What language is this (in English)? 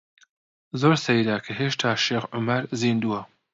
Central Kurdish